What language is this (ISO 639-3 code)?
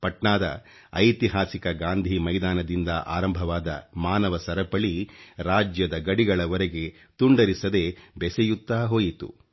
kan